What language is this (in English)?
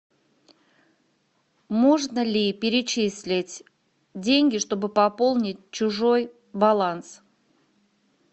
Russian